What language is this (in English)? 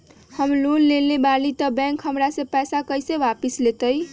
Magahi